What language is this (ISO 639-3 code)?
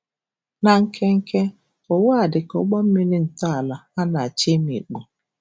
ibo